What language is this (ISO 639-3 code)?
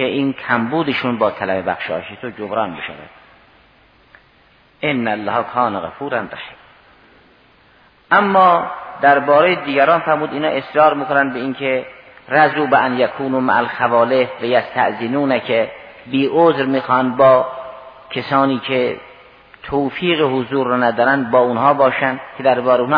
fas